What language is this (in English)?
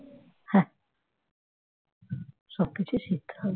Bangla